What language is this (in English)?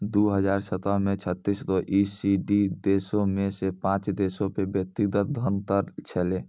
Maithili